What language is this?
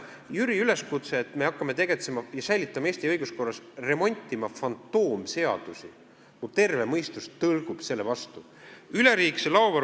Estonian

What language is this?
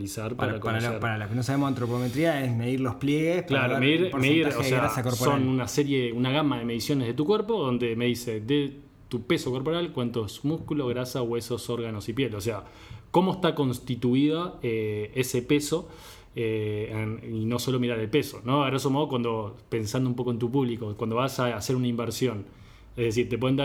Spanish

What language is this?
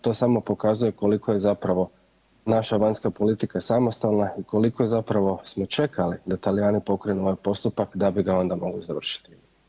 Croatian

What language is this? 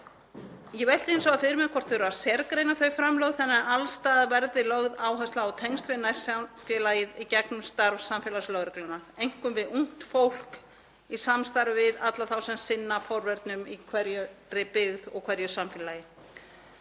Icelandic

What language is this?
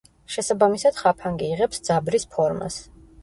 Georgian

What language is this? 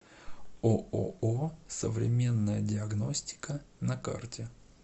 Russian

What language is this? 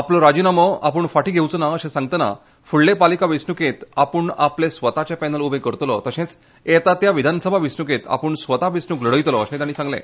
Konkani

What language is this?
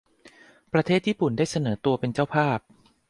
Thai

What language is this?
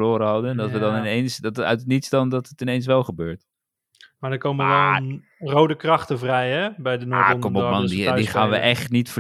Dutch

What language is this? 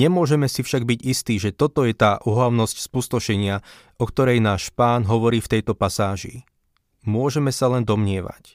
Slovak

